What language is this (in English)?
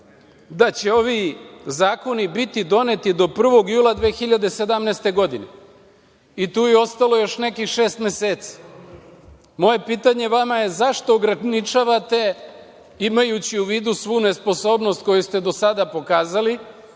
Serbian